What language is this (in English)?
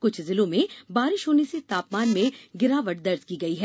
Hindi